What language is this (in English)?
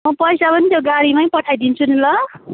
Nepali